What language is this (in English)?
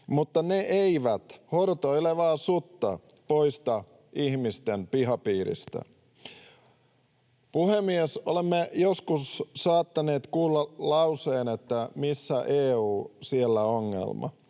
Finnish